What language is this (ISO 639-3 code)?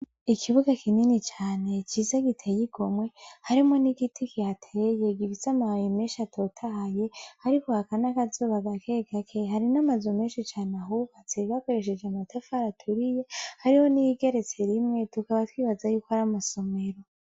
run